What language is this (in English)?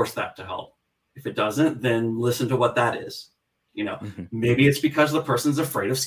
English